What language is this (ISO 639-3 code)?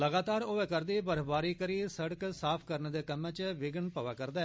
doi